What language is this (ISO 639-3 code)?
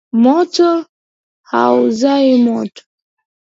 swa